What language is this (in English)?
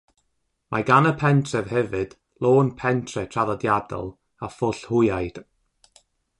Welsh